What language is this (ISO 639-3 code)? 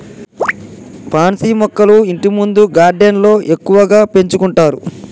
tel